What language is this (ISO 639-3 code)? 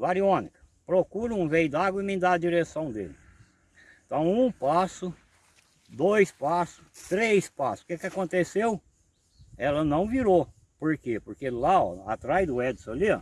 por